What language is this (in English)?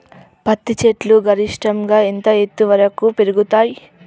Telugu